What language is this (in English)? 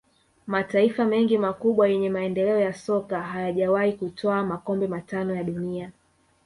Swahili